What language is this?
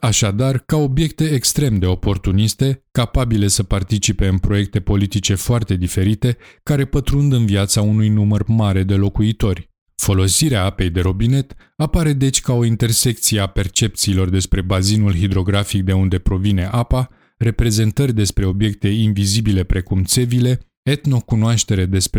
Romanian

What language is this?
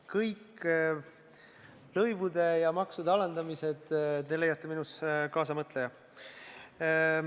Estonian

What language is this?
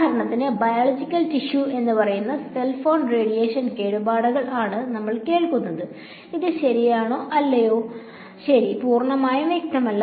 Malayalam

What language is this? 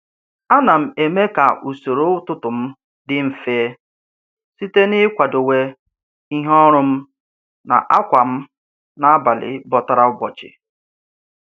Igbo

